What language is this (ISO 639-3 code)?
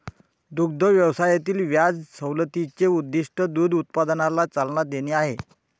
mar